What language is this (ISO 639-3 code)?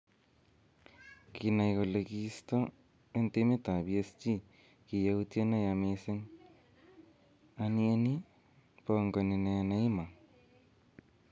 kln